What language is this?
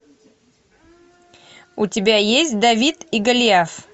Russian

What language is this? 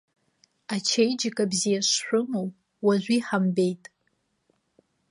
Abkhazian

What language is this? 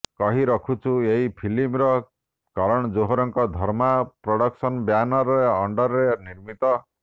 Odia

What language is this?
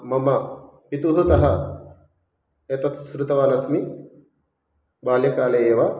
Sanskrit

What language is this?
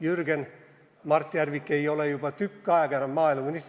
Estonian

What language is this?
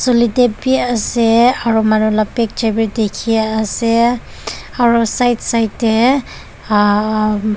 Naga Pidgin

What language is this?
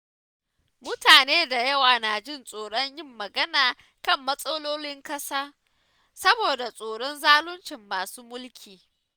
Hausa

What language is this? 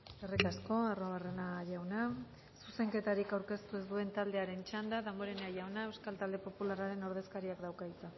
Basque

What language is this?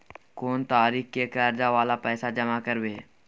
Maithili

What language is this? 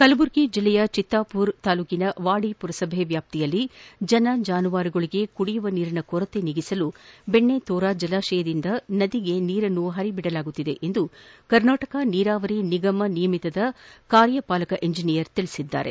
Kannada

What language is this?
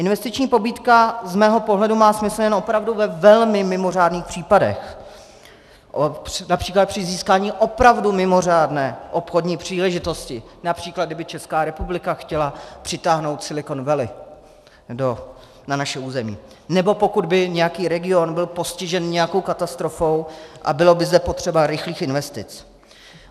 Czech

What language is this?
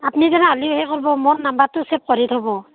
Assamese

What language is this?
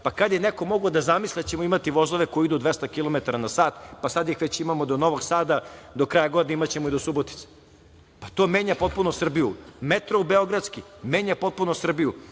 Serbian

